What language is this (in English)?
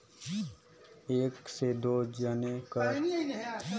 Chhattisgarhi